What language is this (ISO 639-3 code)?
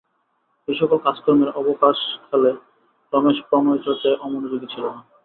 ben